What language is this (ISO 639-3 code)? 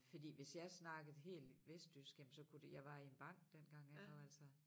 dan